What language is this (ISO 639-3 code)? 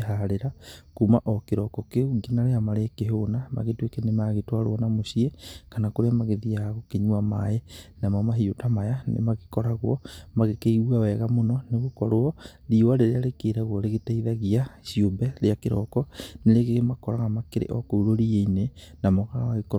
kik